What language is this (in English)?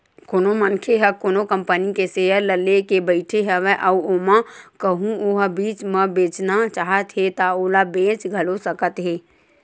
Chhattisgarhi